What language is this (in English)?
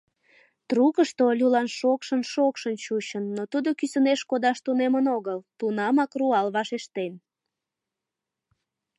Mari